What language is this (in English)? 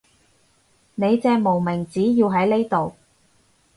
Cantonese